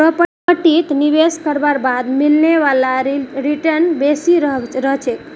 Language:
Magahi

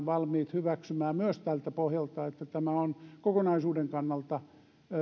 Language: Finnish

